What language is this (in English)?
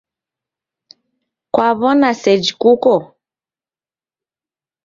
Taita